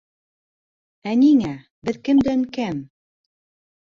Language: Bashkir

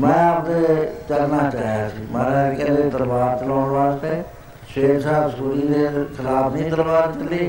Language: Punjabi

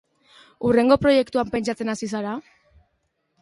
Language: Basque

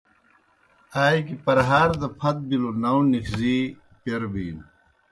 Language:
Kohistani Shina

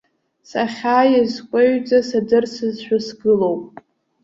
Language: Abkhazian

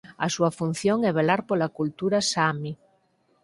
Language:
Galician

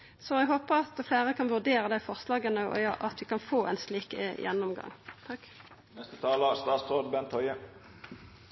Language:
Norwegian Nynorsk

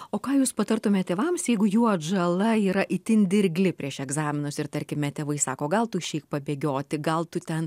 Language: Lithuanian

